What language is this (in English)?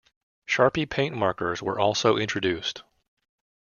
English